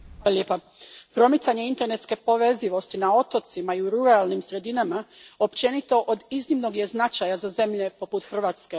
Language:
Croatian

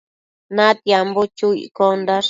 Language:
Matsés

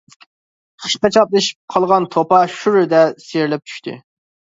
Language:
Uyghur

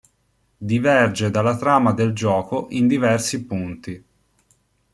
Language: Italian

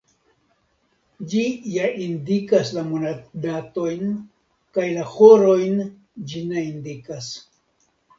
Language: Esperanto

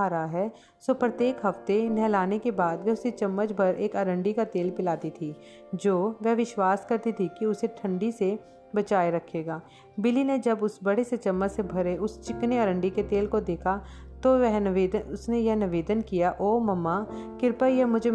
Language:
Hindi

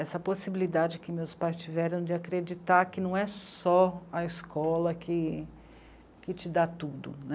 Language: Portuguese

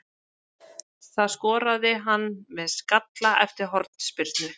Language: Icelandic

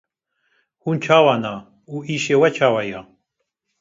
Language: Kurdish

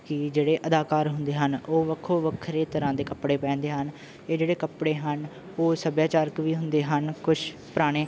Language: Punjabi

